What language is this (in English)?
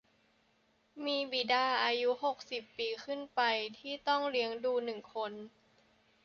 Thai